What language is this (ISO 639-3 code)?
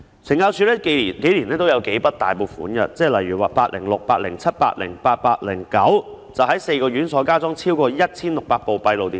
yue